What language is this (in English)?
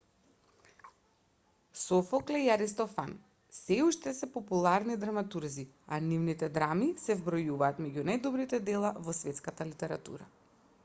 Macedonian